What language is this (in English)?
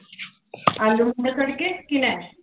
Punjabi